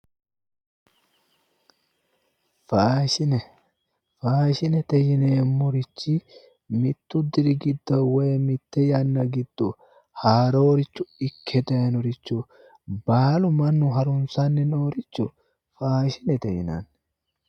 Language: Sidamo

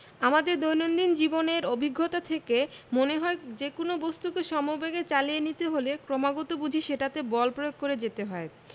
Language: Bangla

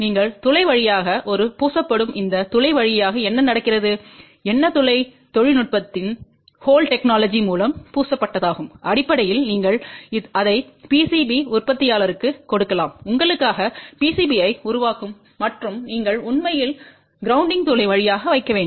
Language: Tamil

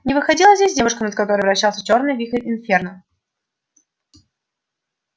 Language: Russian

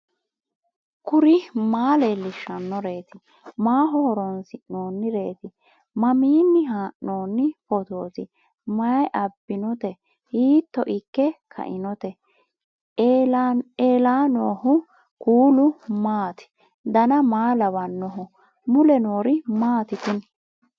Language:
Sidamo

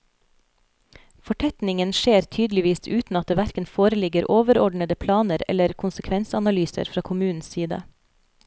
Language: Norwegian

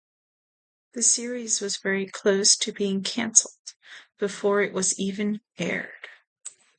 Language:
English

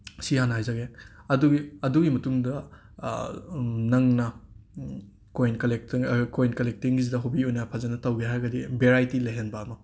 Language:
Manipuri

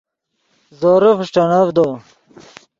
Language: Yidgha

